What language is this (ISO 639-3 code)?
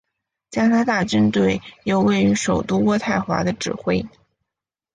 zho